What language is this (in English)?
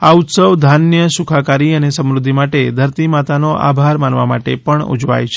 Gujarati